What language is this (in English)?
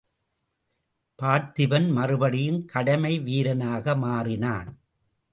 Tamil